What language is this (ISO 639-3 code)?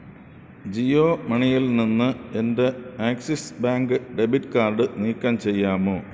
mal